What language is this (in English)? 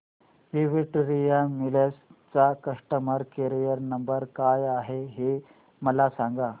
Marathi